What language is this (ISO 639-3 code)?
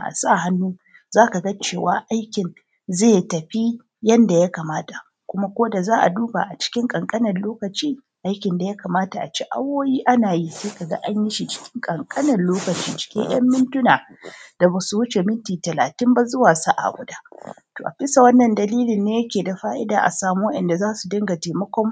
hau